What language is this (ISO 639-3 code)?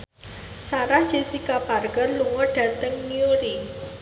jav